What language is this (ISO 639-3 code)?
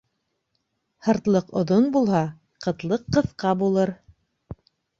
bak